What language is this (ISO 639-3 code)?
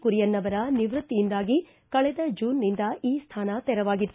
kan